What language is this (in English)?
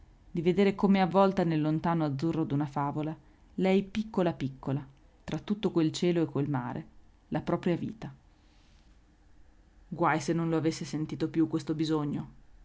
Italian